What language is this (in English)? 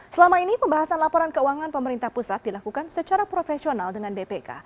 Indonesian